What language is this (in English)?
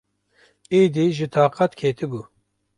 Kurdish